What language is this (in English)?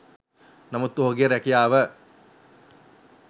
Sinhala